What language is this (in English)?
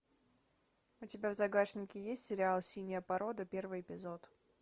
Russian